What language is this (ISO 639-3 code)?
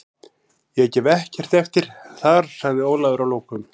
isl